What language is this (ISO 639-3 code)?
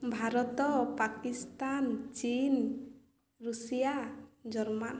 ori